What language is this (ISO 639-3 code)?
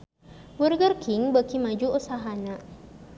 sun